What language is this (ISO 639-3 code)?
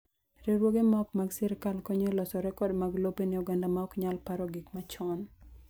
luo